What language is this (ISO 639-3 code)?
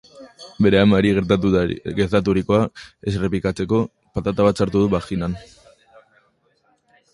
eus